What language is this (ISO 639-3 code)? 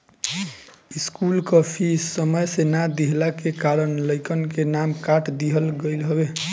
bho